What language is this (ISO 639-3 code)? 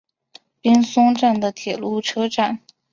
zho